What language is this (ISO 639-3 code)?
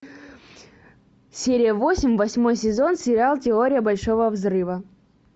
rus